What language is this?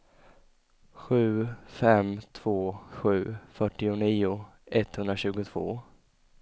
Swedish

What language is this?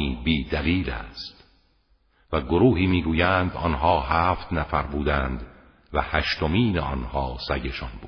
Persian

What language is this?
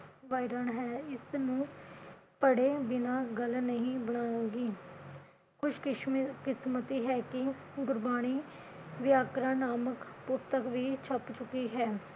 Punjabi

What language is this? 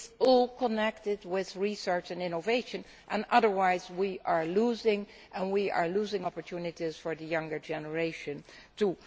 English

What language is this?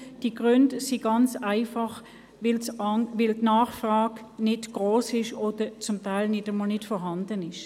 Swiss German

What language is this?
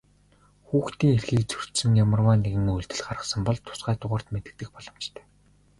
Mongolian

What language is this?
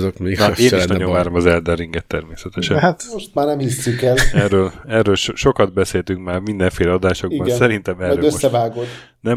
Hungarian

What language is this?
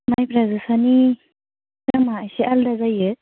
Bodo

